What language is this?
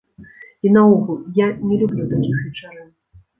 Belarusian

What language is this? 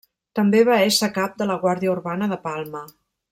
Catalan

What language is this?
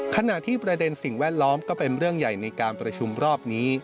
Thai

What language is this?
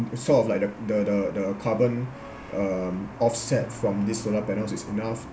English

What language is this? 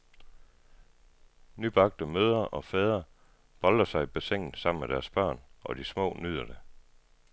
Danish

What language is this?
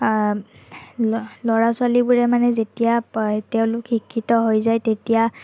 Assamese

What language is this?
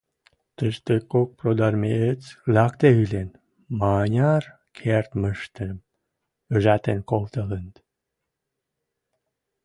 Western Mari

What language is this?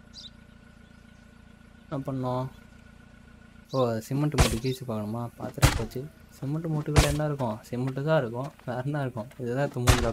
Romanian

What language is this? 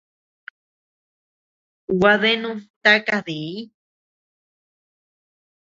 Tepeuxila Cuicatec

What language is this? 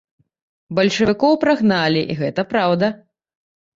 Belarusian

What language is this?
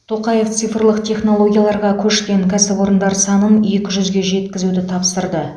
Kazakh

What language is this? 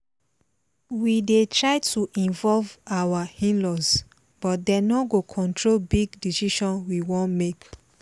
Nigerian Pidgin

